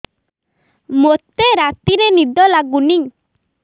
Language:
Odia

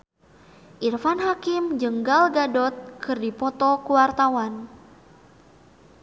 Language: Sundanese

